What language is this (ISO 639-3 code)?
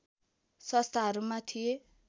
nep